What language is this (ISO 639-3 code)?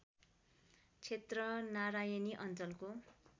nep